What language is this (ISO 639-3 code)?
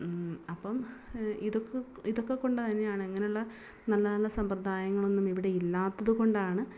mal